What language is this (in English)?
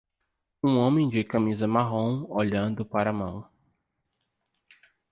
Portuguese